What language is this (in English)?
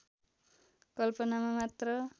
Nepali